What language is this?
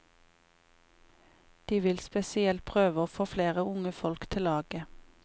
Norwegian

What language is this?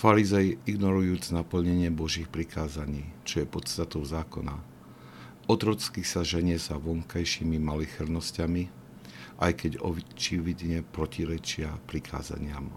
Slovak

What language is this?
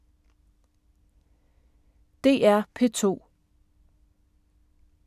Danish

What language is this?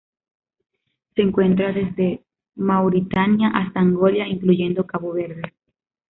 Spanish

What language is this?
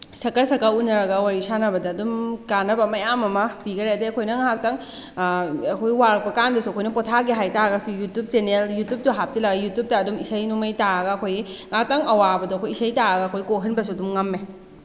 Manipuri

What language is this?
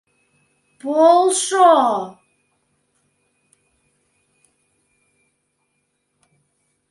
Mari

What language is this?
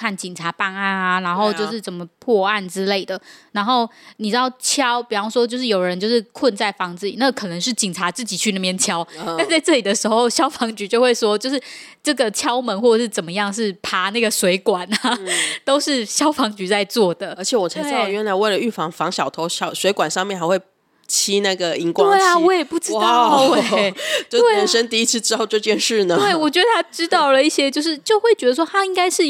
Chinese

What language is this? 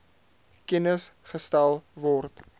Afrikaans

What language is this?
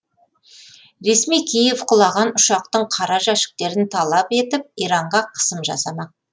Kazakh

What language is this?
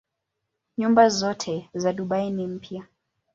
Swahili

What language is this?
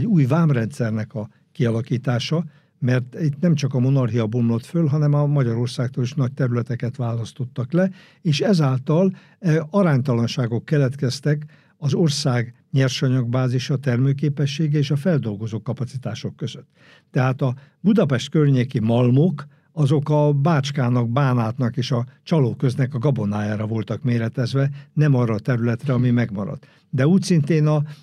Hungarian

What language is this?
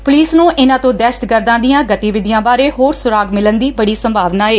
Punjabi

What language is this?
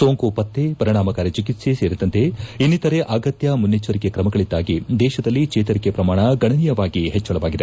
Kannada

